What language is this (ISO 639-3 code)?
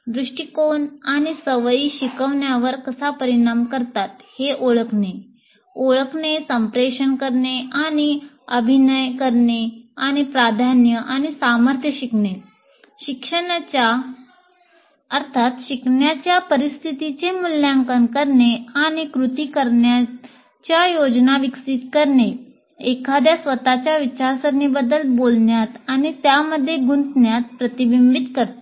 mar